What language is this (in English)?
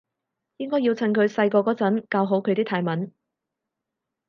Cantonese